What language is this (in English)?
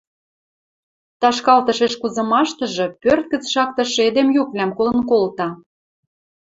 Western Mari